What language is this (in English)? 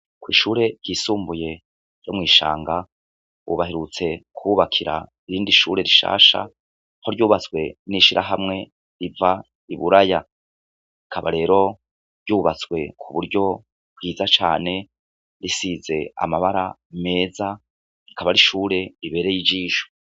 Rundi